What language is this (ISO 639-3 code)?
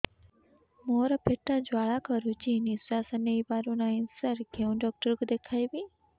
ori